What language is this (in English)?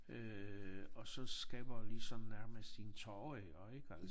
Danish